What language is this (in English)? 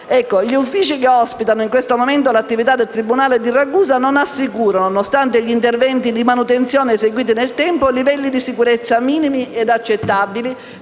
Italian